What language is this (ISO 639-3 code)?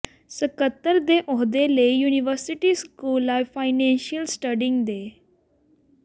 pan